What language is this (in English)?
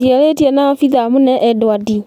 Kikuyu